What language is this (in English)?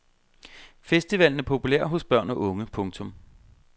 Danish